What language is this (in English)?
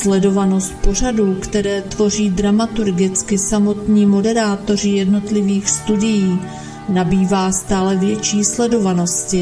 Czech